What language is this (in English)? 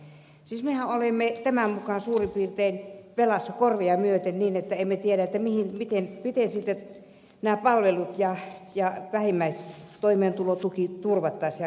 Finnish